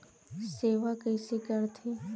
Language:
Chhattisgarhi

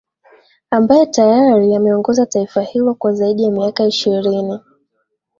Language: Swahili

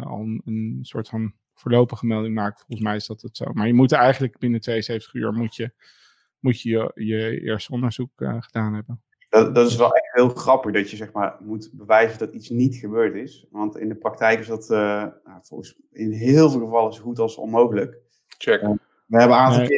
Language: Dutch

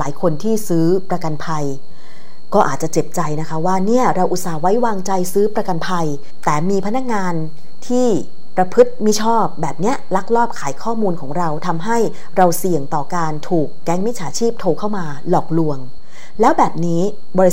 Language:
Thai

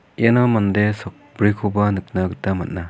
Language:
Garo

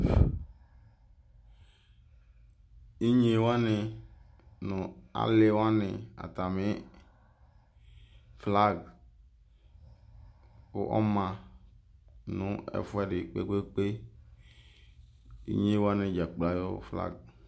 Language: Ikposo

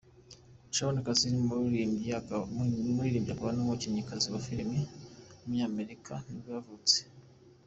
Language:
Kinyarwanda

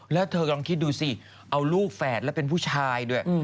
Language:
Thai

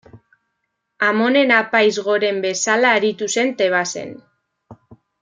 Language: Basque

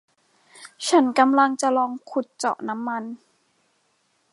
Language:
Thai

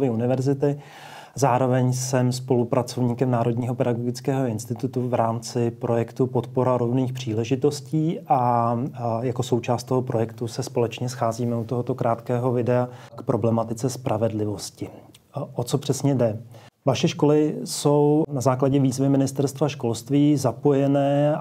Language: Czech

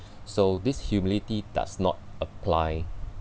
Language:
English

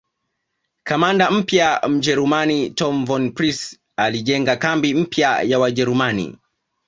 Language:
Swahili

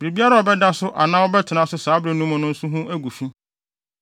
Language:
Akan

